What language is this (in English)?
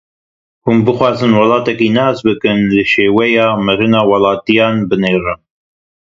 Kurdish